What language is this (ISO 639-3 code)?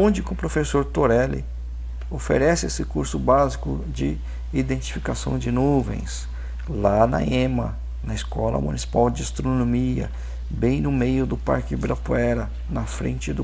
por